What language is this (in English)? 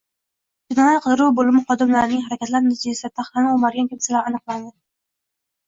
Uzbek